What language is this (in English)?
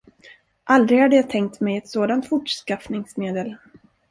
Swedish